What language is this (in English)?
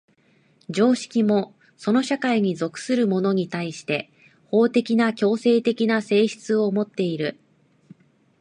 Japanese